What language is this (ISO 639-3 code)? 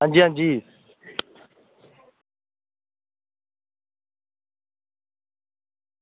doi